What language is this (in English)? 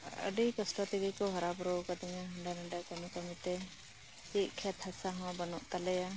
Santali